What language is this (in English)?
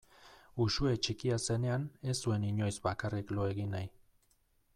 Basque